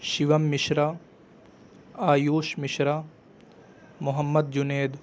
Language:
Urdu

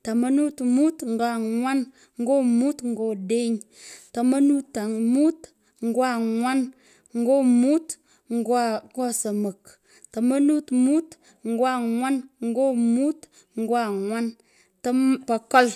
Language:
Pökoot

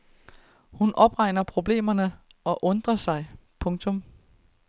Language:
Danish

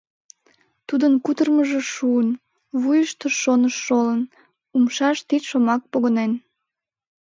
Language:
Mari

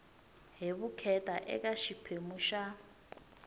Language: Tsonga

